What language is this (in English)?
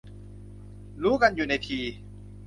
Thai